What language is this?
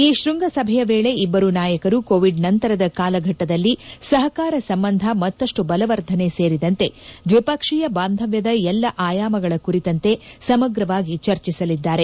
Kannada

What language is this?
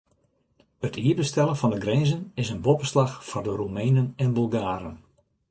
Western Frisian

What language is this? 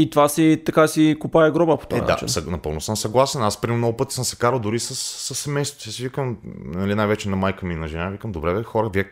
Bulgarian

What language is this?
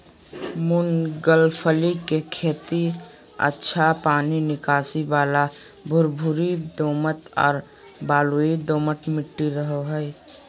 Magahi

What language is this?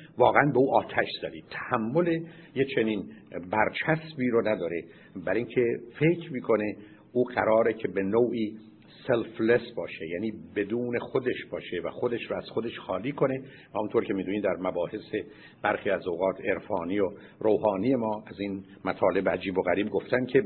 Persian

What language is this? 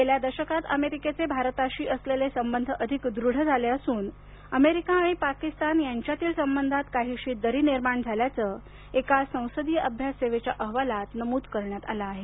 Marathi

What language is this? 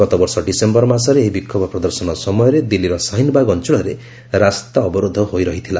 Odia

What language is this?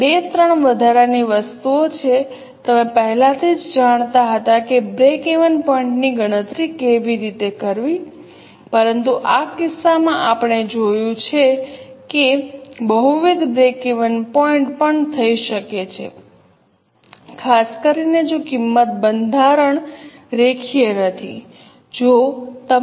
Gujarati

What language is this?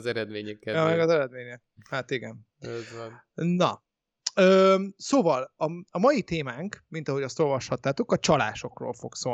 Hungarian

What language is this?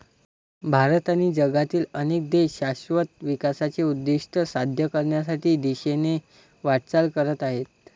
Marathi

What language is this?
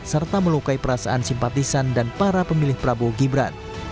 Indonesian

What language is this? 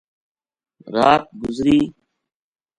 Gujari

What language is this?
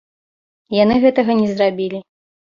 Belarusian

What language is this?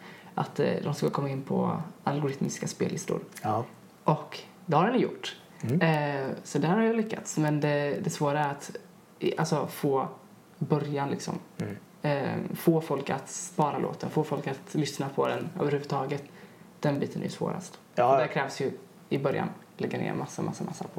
Swedish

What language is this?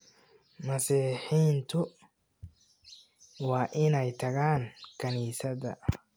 Somali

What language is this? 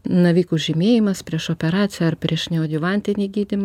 Lithuanian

